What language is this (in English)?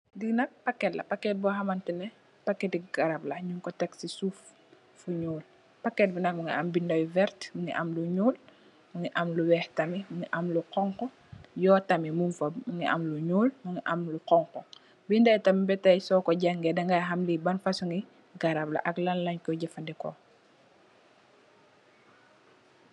Wolof